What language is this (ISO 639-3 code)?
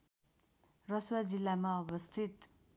nep